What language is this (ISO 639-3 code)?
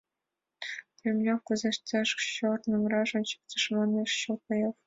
chm